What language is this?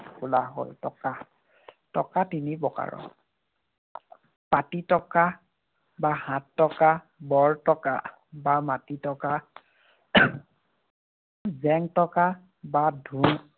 Assamese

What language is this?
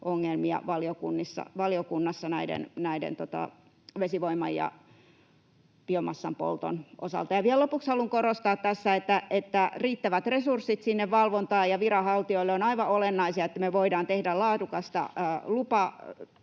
Finnish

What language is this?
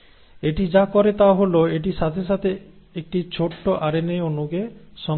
Bangla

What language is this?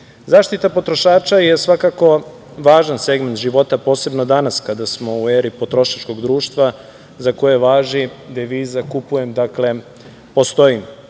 Serbian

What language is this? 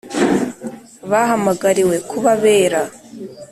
Kinyarwanda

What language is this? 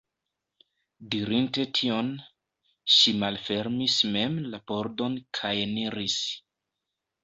Esperanto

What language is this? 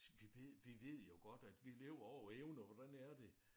Danish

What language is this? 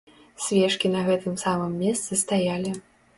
Belarusian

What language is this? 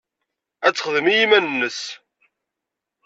Kabyle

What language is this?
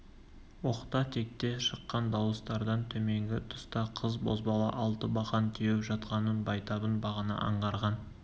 Kazakh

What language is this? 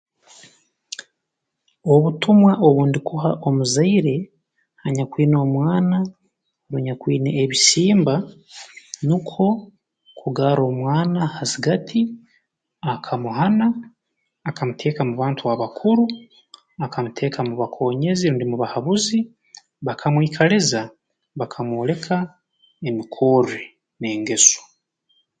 Tooro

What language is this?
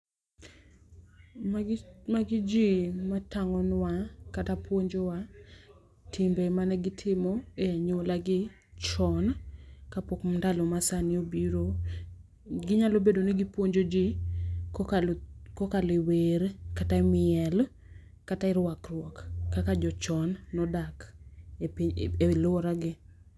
Luo (Kenya and Tanzania)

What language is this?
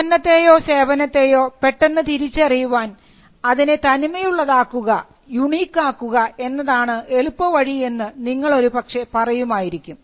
Malayalam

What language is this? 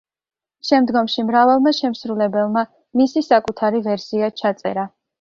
Georgian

